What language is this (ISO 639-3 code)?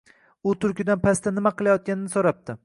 uzb